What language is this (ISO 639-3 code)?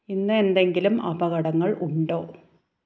mal